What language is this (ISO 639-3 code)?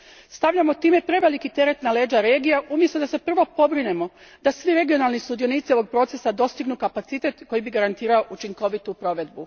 hrv